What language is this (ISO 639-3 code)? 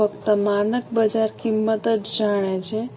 guj